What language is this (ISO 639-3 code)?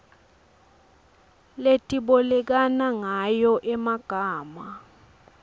ssw